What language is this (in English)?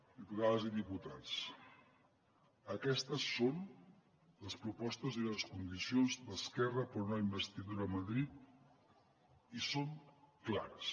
Catalan